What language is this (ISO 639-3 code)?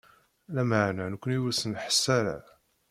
kab